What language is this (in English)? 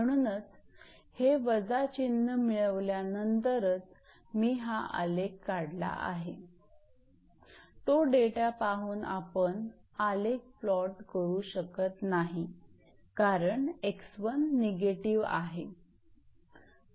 Marathi